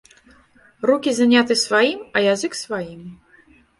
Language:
Belarusian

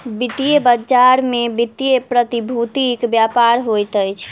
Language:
Maithili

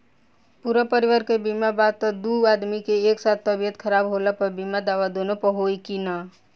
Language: Bhojpuri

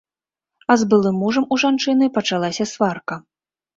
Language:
Belarusian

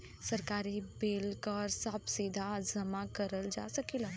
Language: Bhojpuri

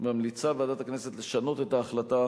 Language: Hebrew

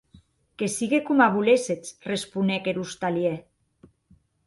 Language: Occitan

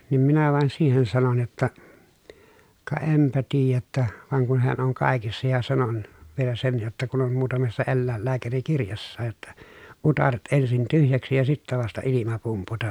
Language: Finnish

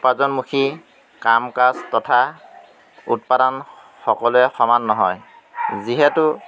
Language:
Assamese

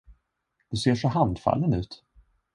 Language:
Swedish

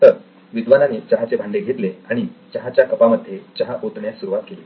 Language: Marathi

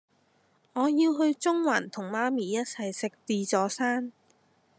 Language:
Cantonese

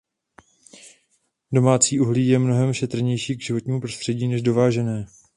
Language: Czech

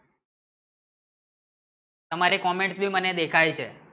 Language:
Gujarati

